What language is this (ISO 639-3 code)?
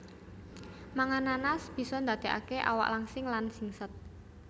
jav